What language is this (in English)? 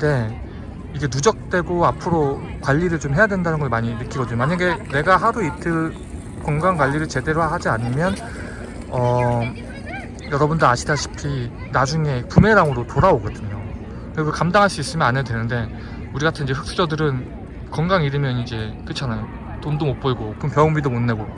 Korean